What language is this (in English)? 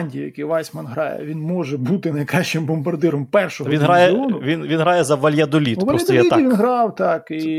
Ukrainian